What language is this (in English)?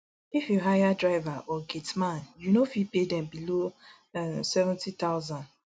Nigerian Pidgin